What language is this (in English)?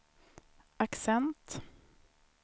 Swedish